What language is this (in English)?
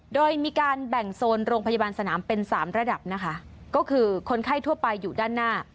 Thai